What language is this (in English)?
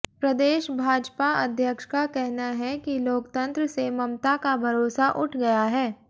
Hindi